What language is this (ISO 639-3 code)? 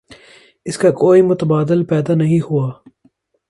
urd